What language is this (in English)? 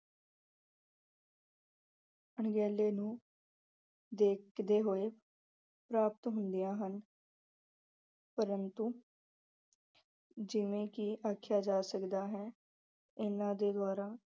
Punjabi